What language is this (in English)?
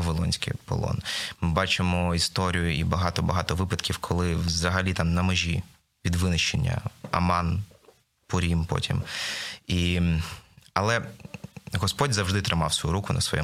Ukrainian